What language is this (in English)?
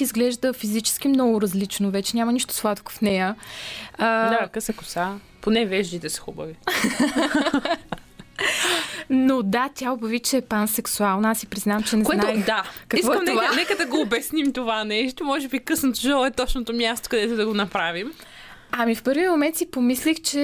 Bulgarian